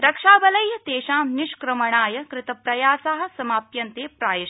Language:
Sanskrit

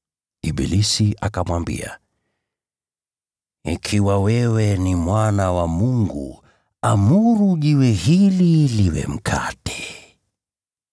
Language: Swahili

